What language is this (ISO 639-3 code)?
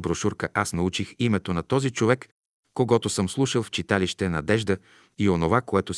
bul